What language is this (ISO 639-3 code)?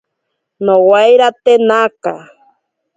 prq